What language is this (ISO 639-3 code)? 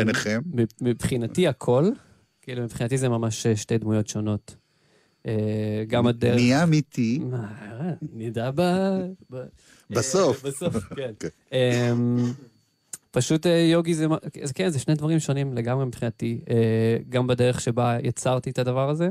heb